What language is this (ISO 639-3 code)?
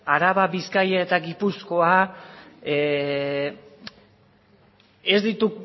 eus